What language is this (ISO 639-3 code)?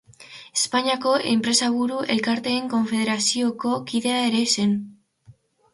eus